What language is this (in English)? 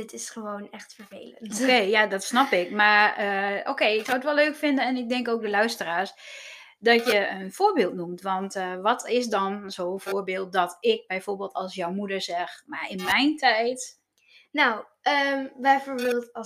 Dutch